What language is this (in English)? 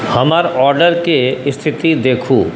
Maithili